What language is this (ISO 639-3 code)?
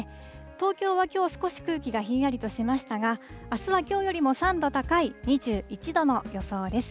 jpn